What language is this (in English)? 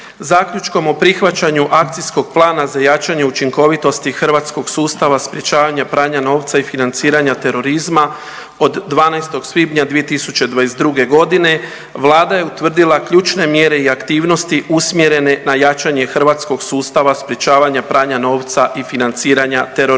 Croatian